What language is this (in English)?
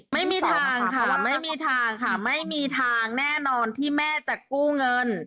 Thai